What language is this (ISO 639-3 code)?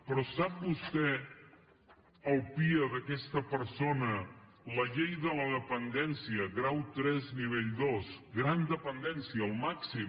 cat